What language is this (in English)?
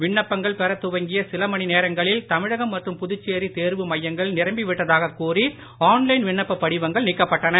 Tamil